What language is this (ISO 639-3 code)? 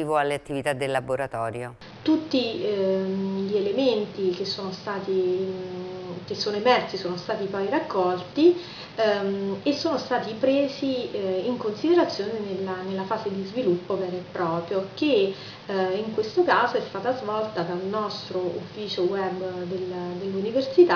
ita